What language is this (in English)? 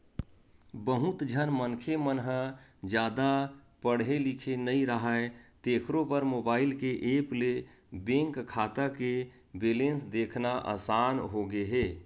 Chhattisgarhi